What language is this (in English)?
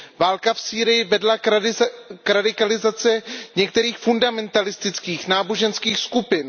Czech